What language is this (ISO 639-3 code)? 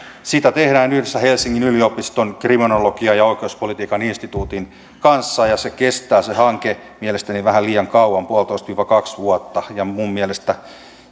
fin